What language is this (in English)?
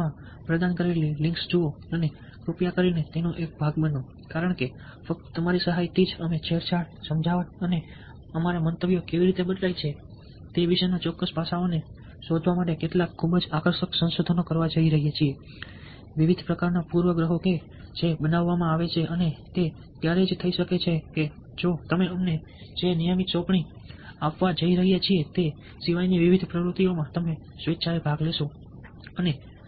Gujarati